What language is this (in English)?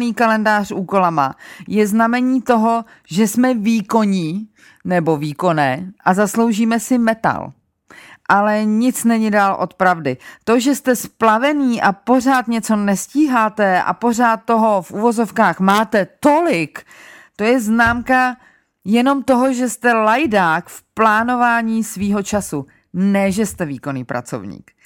Czech